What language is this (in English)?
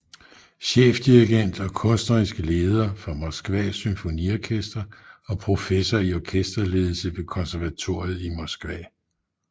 Danish